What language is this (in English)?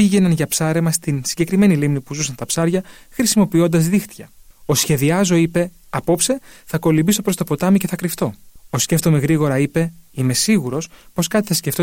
Greek